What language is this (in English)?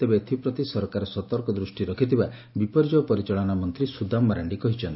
Odia